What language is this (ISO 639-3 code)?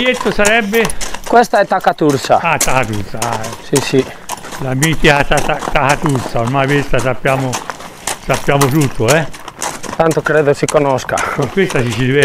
ita